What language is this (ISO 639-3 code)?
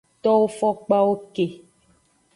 ajg